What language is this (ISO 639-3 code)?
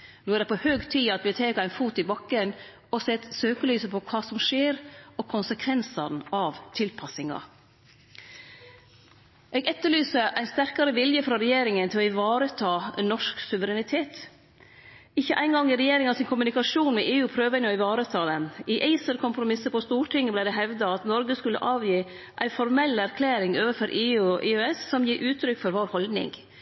nno